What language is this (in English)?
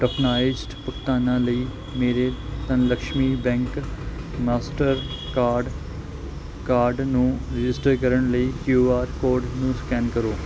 Punjabi